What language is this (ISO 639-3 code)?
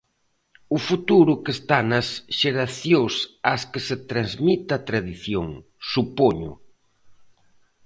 glg